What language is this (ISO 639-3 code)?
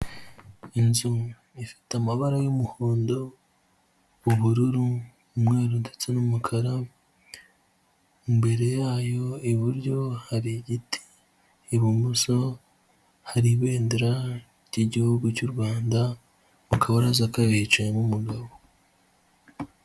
kin